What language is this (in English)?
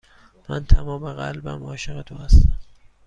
Persian